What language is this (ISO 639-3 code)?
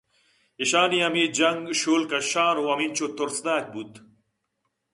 bgp